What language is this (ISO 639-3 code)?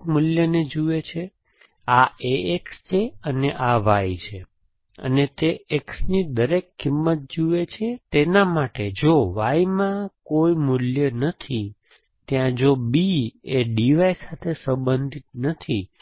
guj